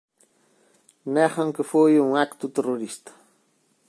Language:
Galician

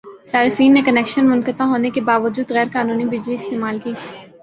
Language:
Urdu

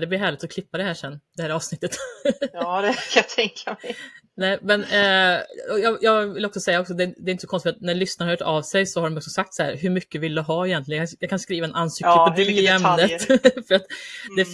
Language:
Swedish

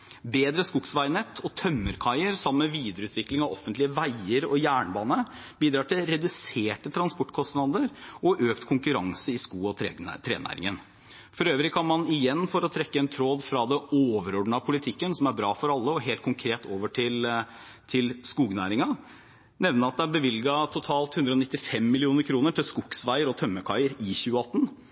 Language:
Norwegian Bokmål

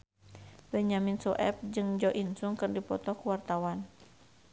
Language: Sundanese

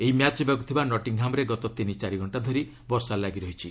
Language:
Odia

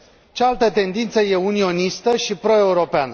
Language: Romanian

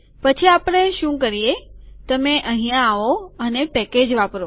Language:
Gujarati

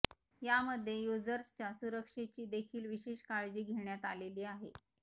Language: Marathi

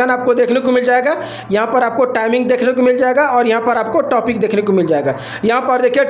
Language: Hindi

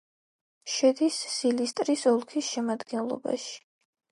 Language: Georgian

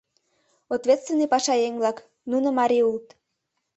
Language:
Mari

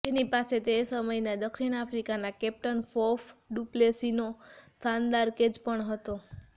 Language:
Gujarati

